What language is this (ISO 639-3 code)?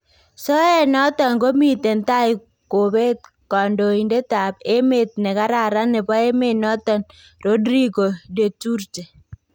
kln